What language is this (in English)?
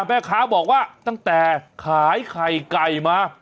Thai